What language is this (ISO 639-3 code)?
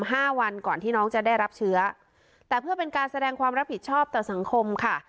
tha